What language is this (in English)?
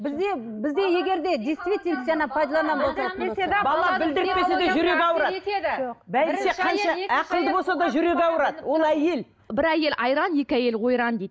Kazakh